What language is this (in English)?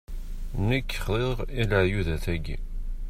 Kabyle